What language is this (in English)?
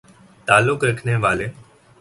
Urdu